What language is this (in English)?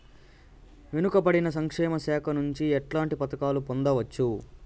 Telugu